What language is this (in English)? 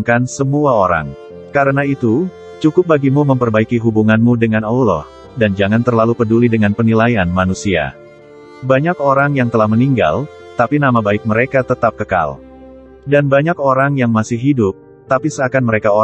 Indonesian